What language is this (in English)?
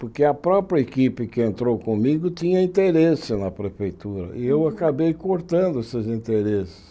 Portuguese